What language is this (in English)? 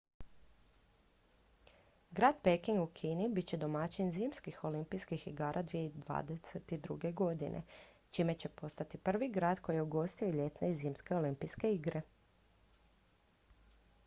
Croatian